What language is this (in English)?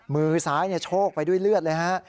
Thai